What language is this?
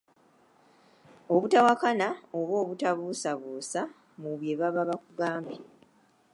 Ganda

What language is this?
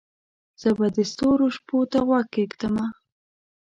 Pashto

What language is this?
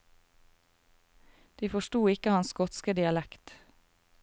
Norwegian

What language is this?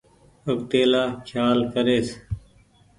Goaria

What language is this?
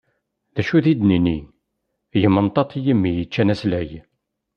Kabyle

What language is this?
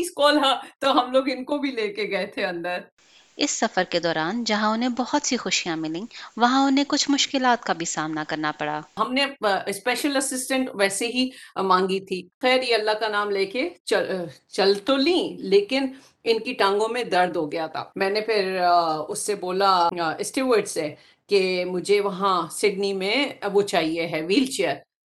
Urdu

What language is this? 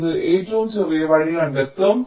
Malayalam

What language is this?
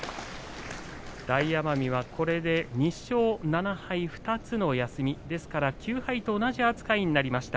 Japanese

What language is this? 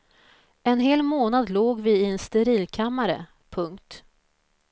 Swedish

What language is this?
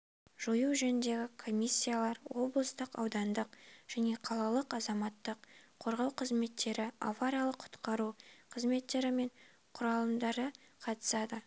Kazakh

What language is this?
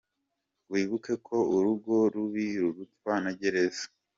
Kinyarwanda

